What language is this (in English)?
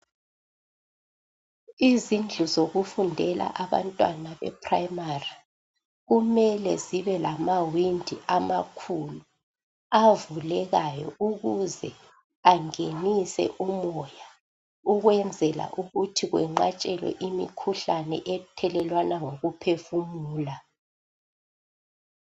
North Ndebele